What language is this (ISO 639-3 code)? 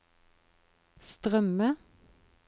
nor